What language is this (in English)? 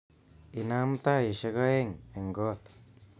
Kalenjin